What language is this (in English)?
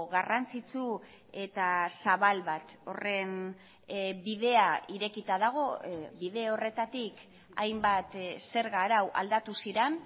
Basque